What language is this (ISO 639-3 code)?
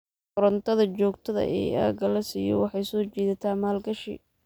som